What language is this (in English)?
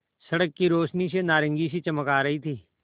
Hindi